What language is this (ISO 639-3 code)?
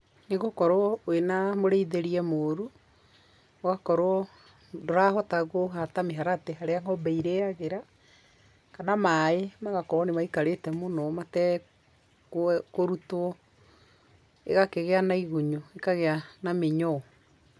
kik